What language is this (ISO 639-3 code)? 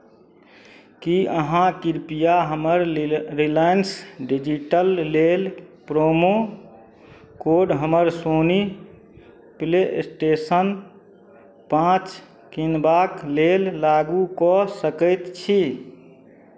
mai